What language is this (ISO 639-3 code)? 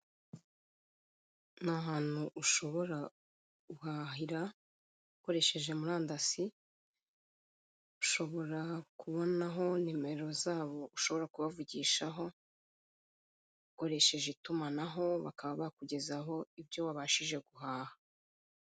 kin